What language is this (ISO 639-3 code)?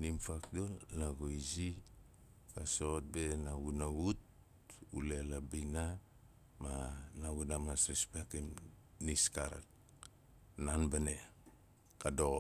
nal